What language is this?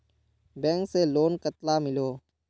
Magahi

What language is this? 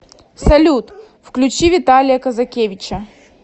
Russian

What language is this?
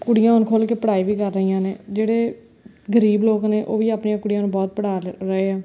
Punjabi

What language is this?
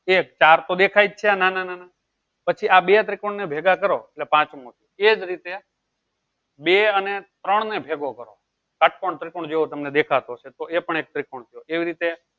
Gujarati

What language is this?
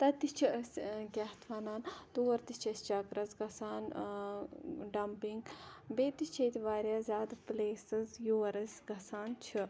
Kashmiri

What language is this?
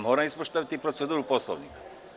Serbian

